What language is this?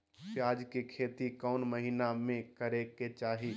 Magahi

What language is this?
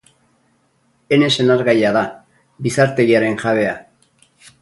Basque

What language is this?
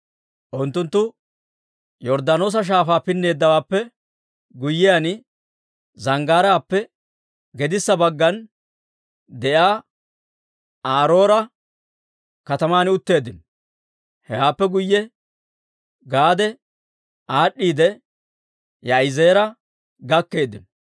Dawro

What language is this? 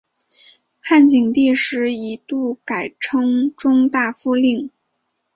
Chinese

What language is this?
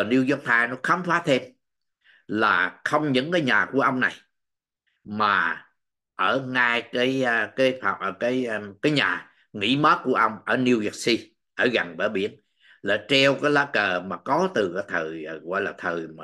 Vietnamese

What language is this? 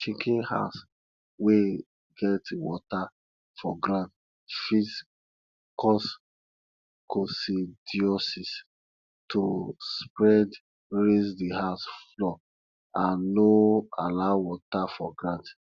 Nigerian Pidgin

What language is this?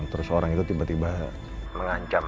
Indonesian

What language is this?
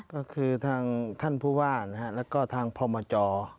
Thai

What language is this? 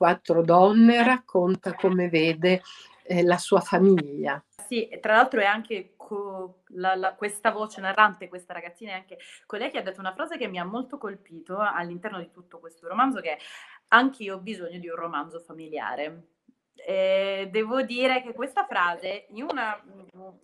Italian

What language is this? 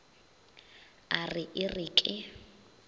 Northern Sotho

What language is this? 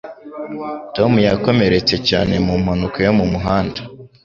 Kinyarwanda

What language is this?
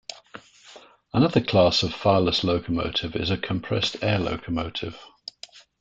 English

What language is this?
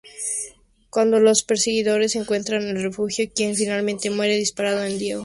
Spanish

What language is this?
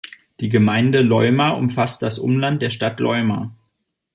German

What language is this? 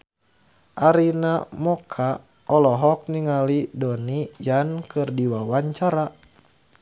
Sundanese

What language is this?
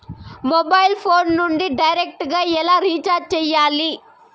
Telugu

